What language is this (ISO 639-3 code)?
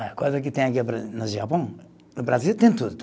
por